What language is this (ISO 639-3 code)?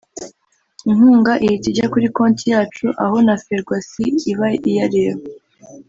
kin